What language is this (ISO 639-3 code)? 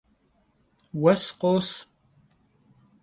kbd